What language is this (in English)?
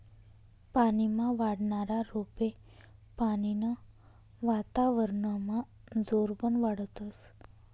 Marathi